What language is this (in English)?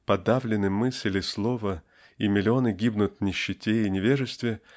Russian